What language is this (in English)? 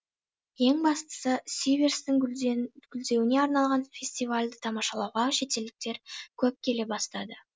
Kazakh